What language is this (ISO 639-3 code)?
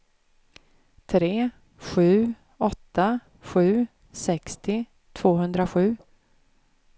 swe